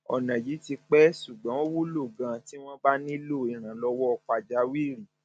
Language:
Yoruba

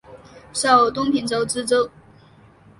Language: Chinese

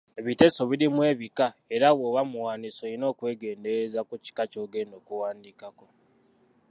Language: Ganda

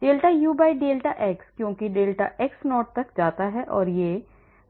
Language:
Hindi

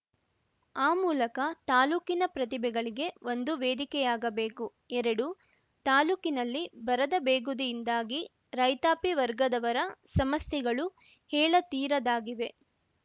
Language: Kannada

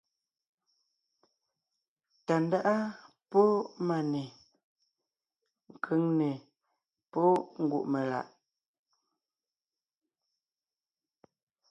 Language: Ngiemboon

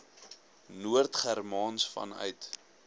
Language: Afrikaans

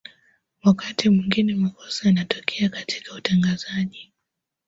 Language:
Swahili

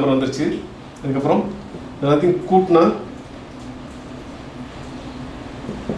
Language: Tamil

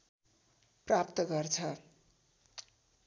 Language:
Nepali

